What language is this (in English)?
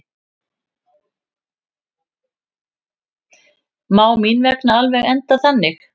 Icelandic